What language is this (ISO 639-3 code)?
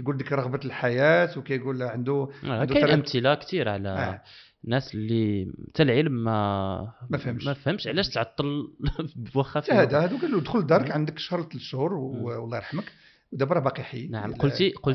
ara